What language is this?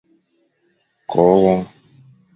Fang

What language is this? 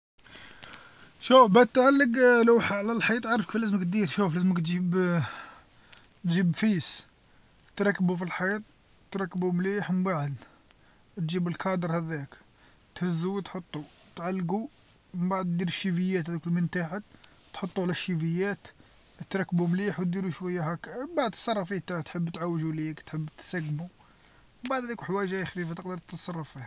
Algerian Arabic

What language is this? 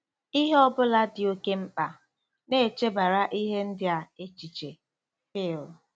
Igbo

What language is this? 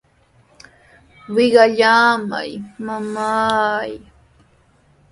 Sihuas Ancash Quechua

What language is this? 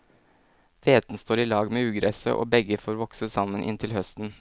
Norwegian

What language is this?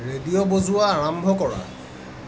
Assamese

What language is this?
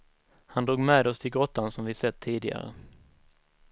Swedish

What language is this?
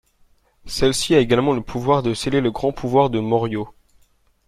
French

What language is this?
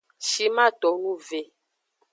Aja (Benin)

